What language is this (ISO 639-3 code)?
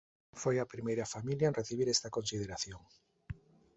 glg